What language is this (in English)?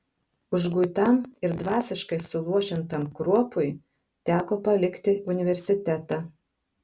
Lithuanian